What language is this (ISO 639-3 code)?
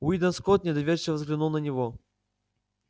rus